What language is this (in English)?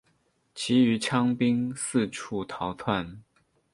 Chinese